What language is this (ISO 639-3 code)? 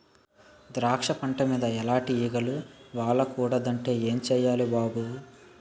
tel